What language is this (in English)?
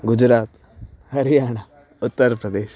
Sanskrit